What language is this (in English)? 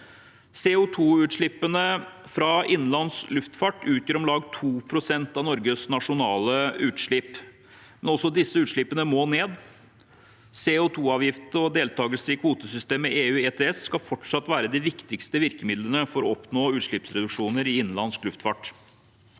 Norwegian